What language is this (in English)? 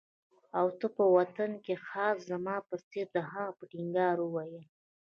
Pashto